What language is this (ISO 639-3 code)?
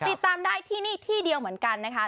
tha